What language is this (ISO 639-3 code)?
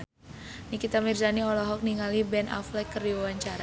sun